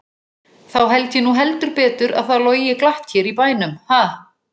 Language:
Icelandic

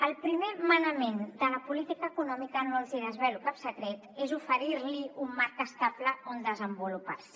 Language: Catalan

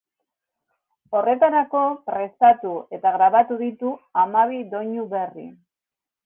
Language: Basque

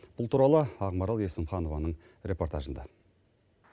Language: Kazakh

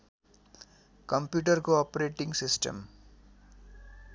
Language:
Nepali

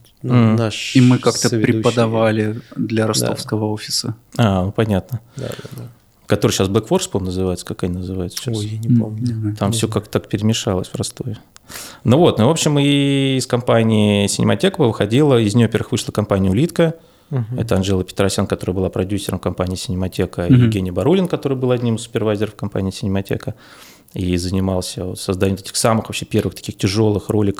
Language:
Russian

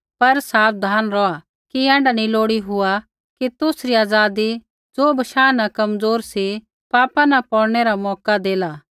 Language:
Kullu Pahari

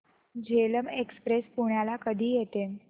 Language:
Marathi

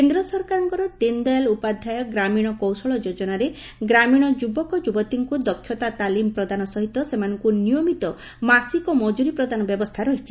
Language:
Odia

